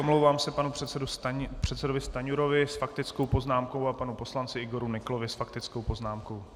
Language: Czech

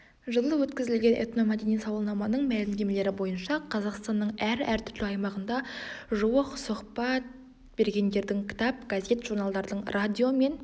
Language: Kazakh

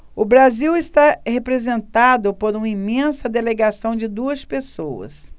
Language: Portuguese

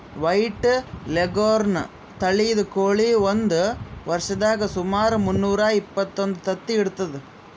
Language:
Kannada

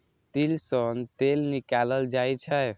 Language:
Maithili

